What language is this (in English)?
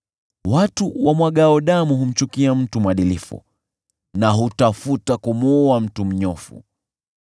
Swahili